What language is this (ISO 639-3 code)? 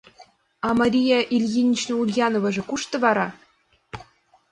chm